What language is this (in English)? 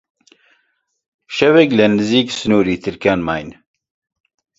Central Kurdish